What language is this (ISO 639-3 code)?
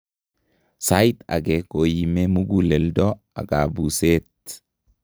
kln